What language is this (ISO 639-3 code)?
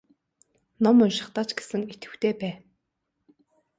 mon